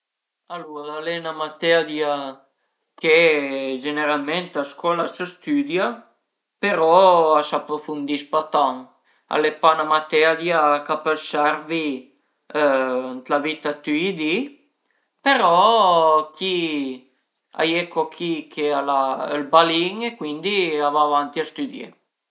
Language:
Piedmontese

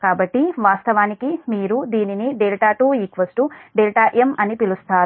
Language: Telugu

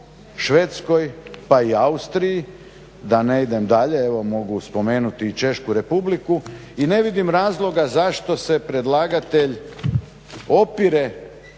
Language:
Croatian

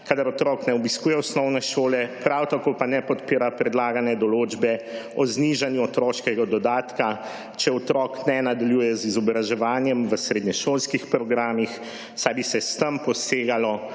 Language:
Slovenian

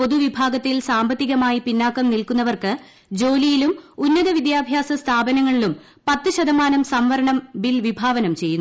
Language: Malayalam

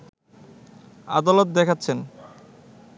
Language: Bangla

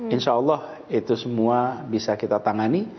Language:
Indonesian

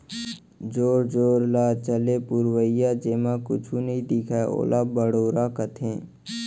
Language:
Chhattisgarhi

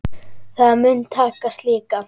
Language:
Icelandic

